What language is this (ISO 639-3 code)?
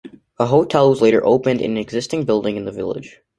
eng